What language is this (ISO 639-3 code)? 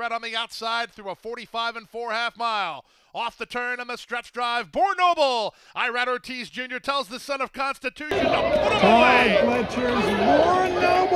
eng